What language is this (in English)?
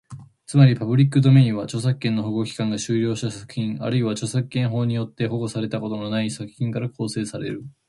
Japanese